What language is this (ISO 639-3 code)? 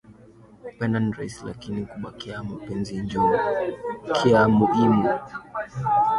swa